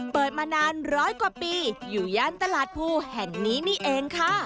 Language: Thai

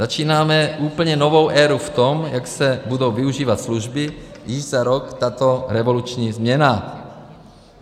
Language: Czech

